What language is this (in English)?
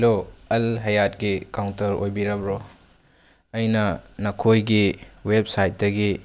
Manipuri